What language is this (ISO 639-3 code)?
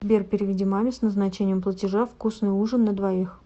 rus